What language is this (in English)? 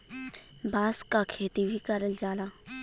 Bhojpuri